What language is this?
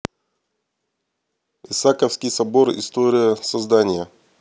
Russian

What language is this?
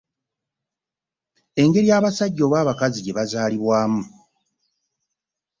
Ganda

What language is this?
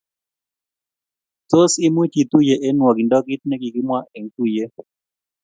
Kalenjin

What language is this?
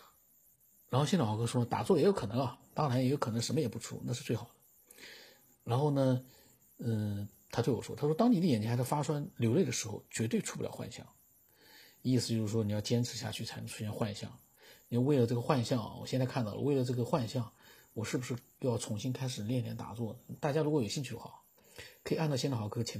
Chinese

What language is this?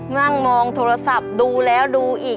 Thai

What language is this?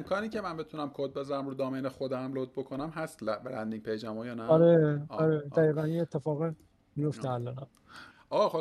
Persian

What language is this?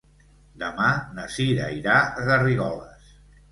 Catalan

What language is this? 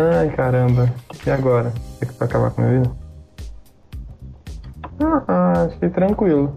Portuguese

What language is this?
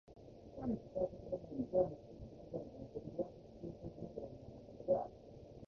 Japanese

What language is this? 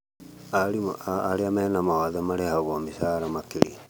Kikuyu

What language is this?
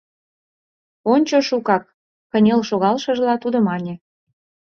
Mari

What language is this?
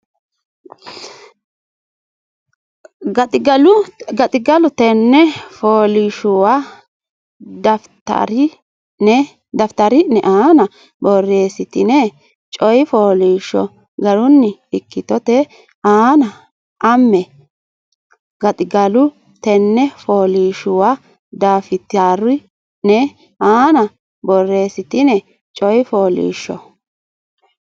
Sidamo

